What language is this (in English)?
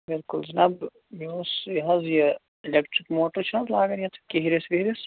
Kashmiri